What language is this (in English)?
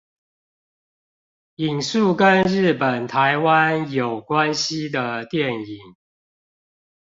Chinese